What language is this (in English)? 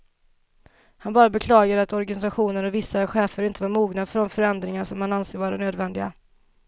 Swedish